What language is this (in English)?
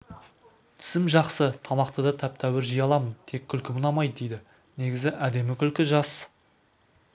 Kazakh